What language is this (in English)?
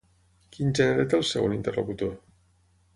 Catalan